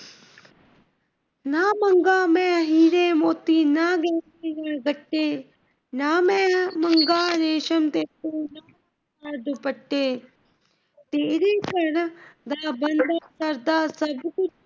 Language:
Punjabi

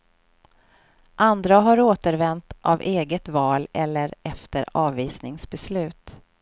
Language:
Swedish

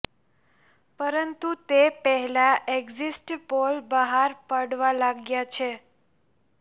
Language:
Gujarati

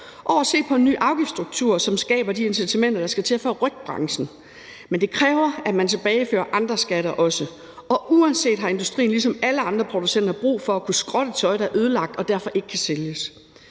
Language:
Danish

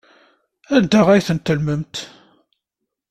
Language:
Kabyle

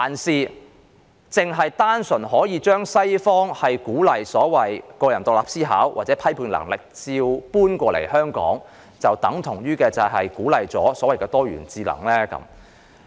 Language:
Cantonese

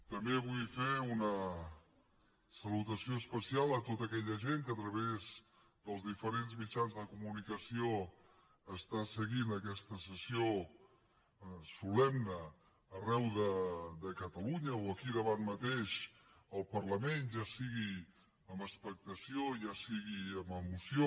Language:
Catalan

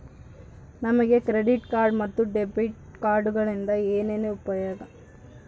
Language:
Kannada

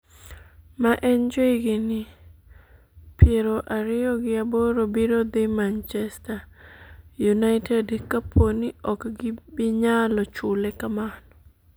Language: Luo (Kenya and Tanzania)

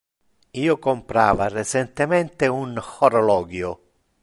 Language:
Interlingua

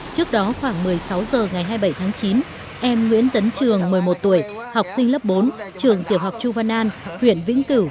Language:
Vietnamese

